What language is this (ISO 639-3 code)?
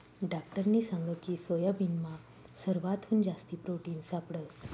mar